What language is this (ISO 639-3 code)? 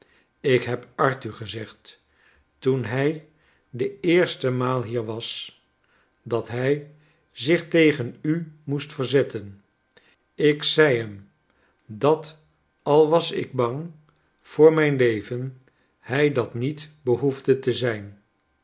nld